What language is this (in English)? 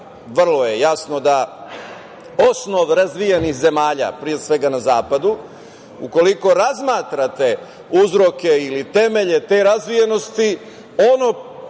Serbian